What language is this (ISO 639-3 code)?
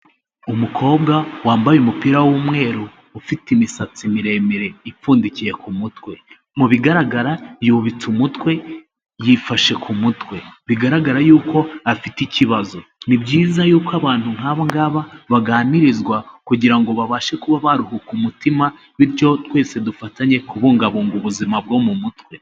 kin